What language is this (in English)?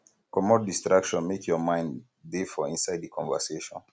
Nigerian Pidgin